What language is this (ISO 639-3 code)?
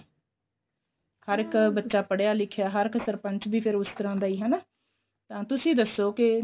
pan